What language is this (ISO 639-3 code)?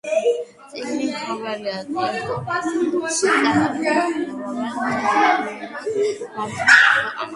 kat